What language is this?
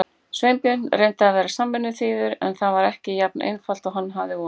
Icelandic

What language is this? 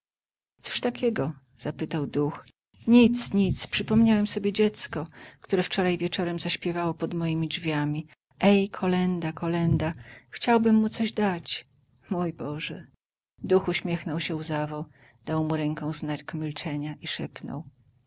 Polish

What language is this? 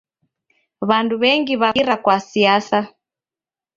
Taita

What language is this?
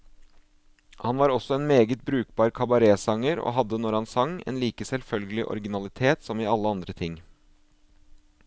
Norwegian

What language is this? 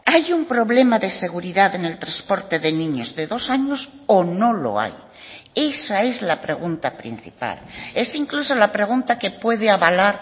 Spanish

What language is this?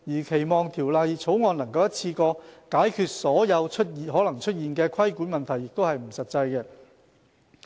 Cantonese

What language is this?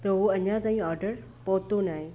Sindhi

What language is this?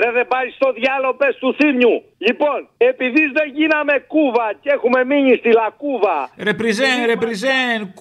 Greek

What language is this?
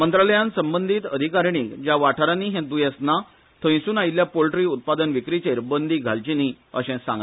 Konkani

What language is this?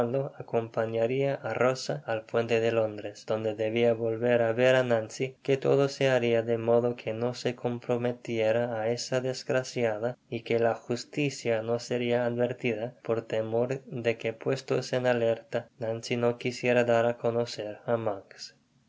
Spanish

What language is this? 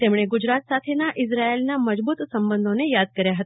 Gujarati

